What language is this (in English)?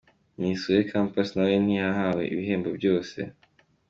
Kinyarwanda